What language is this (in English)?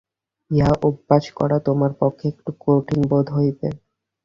Bangla